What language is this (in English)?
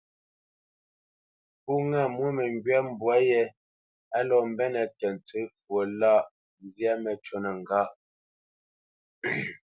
Bamenyam